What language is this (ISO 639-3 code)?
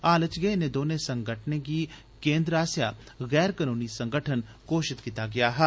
doi